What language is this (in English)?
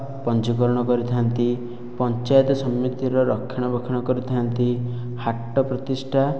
Odia